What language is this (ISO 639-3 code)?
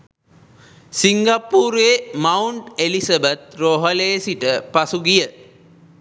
sin